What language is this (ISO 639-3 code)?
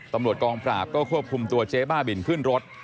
tha